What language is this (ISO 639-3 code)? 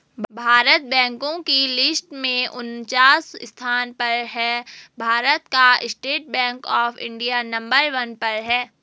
hin